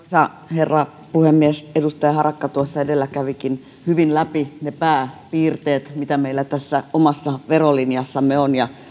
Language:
Finnish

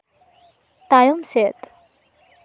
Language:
Santali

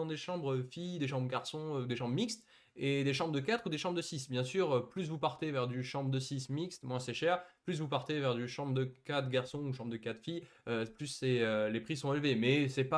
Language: French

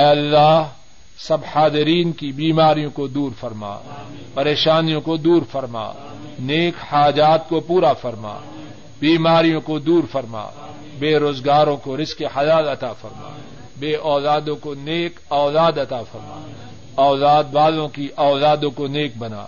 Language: Urdu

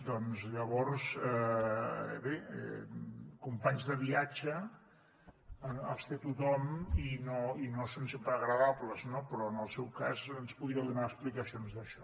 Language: Catalan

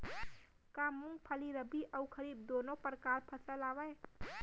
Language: Chhattisgarhi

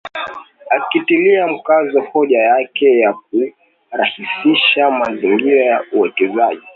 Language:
Swahili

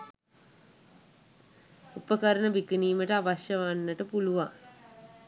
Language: Sinhala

